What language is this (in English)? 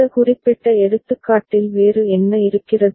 Tamil